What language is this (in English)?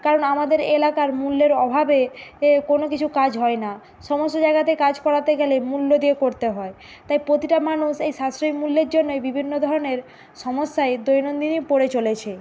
Bangla